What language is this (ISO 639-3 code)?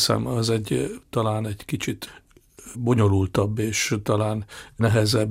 hun